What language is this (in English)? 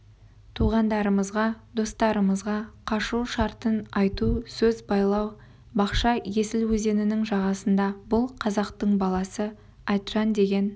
Kazakh